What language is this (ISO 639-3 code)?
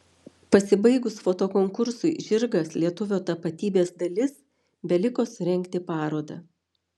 lit